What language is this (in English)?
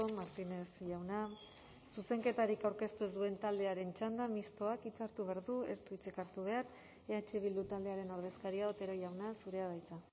Basque